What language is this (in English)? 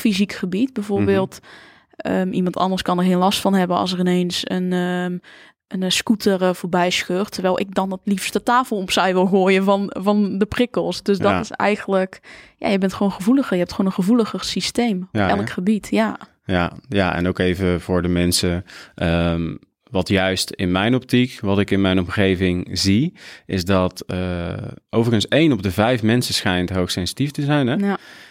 Dutch